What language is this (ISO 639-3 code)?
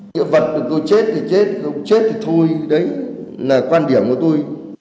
vie